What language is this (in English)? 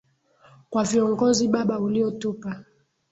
Swahili